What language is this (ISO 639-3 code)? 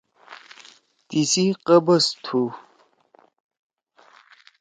trw